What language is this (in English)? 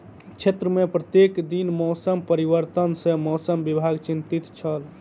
Maithili